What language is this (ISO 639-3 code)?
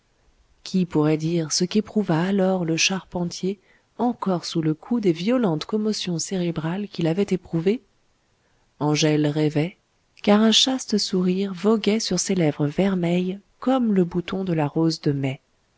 fra